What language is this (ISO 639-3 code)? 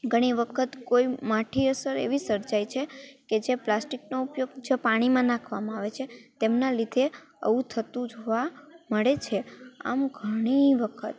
guj